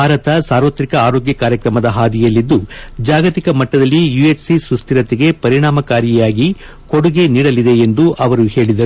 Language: Kannada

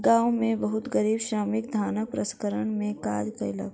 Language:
Maithili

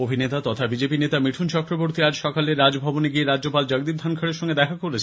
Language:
Bangla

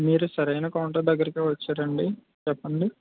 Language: Telugu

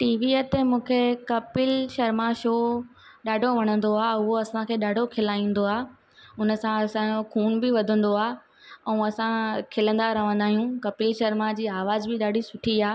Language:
Sindhi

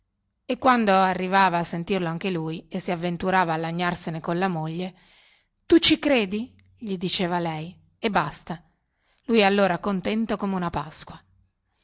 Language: Italian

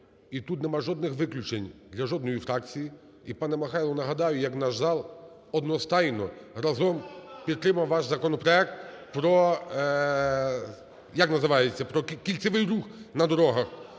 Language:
Ukrainian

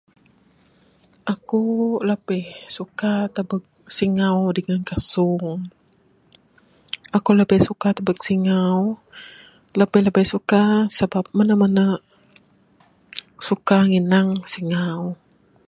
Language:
Bukar-Sadung Bidayuh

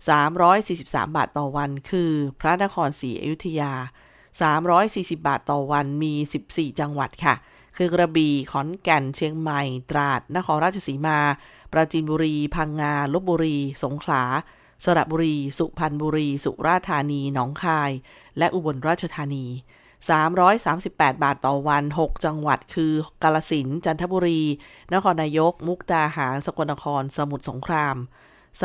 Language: Thai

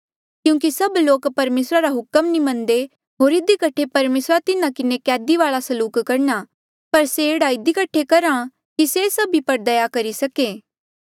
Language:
Mandeali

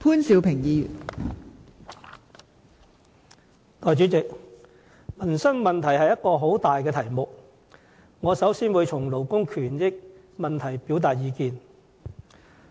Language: Cantonese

